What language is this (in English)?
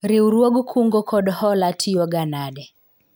Luo (Kenya and Tanzania)